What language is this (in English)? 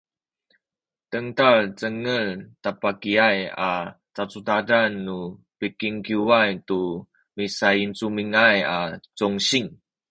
Sakizaya